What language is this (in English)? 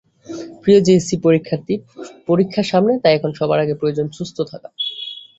Bangla